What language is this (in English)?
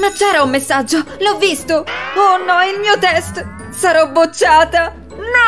Italian